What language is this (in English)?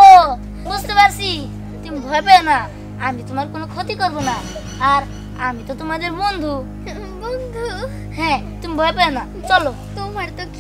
Bangla